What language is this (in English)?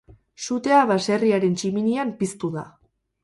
Basque